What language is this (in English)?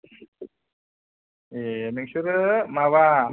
Bodo